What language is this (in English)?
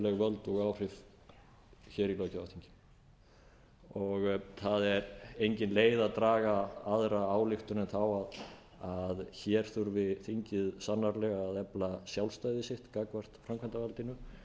Icelandic